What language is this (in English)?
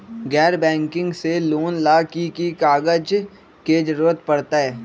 Magahi